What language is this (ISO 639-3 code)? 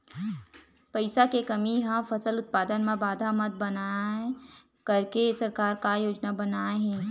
hne